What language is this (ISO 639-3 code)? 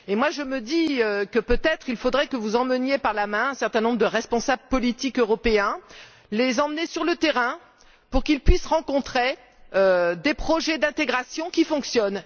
fra